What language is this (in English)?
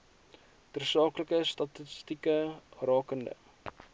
Afrikaans